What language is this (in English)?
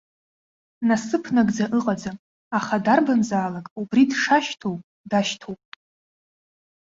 Abkhazian